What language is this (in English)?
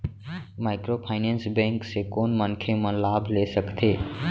Chhattisgarhi